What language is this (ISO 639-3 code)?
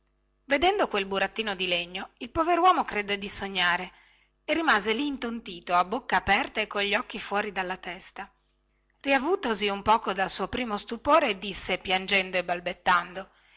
ita